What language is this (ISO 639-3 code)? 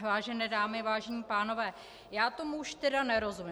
ces